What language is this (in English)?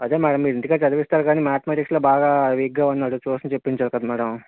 Telugu